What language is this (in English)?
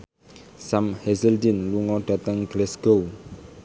Javanese